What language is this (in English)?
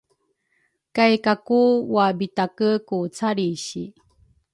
Rukai